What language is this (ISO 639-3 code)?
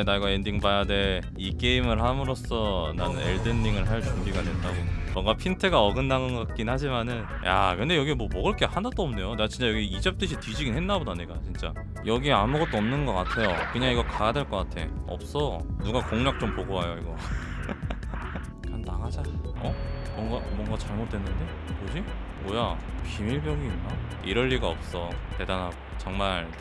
kor